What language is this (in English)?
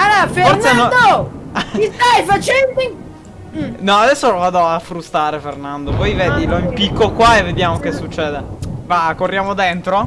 Italian